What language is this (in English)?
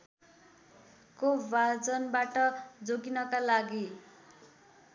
Nepali